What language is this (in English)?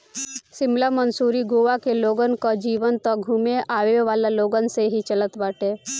Bhojpuri